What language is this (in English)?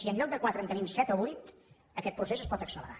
Catalan